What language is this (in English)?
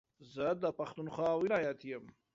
Pashto